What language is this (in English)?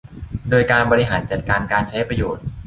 Thai